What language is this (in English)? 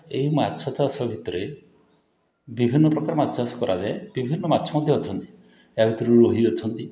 Odia